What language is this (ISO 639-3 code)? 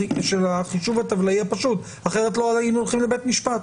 heb